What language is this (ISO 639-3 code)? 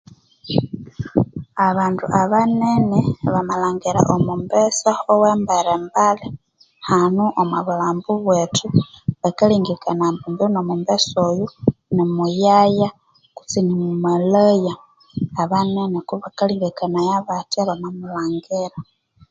koo